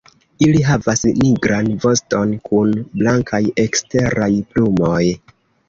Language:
Esperanto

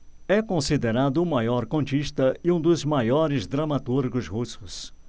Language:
Portuguese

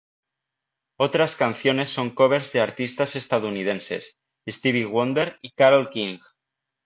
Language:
Spanish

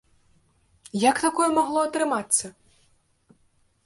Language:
Belarusian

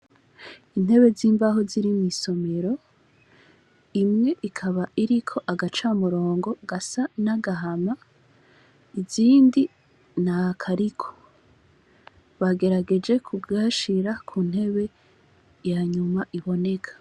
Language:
Rundi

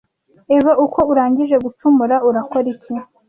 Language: Kinyarwanda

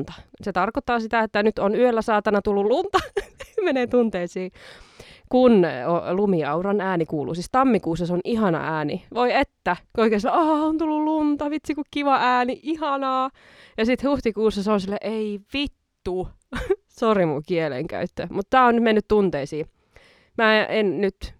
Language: Finnish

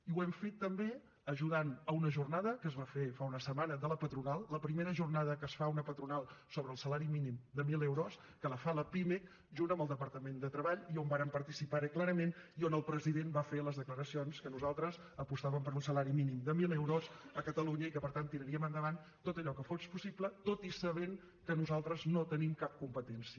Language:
Catalan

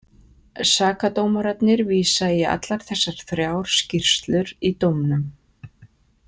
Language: Icelandic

